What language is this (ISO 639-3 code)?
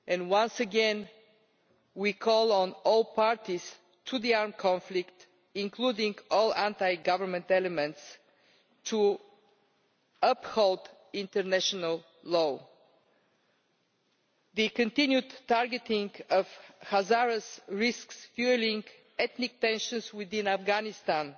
eng